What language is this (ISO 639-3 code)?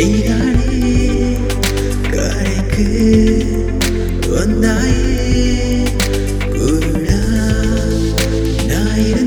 tam